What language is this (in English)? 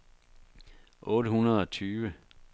Danish